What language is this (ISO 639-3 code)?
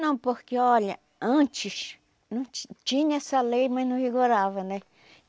por